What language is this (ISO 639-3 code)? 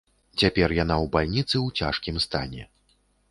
bel